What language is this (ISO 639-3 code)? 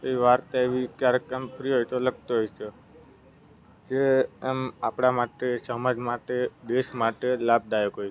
guj